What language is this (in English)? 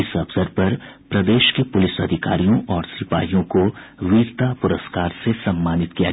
Hindi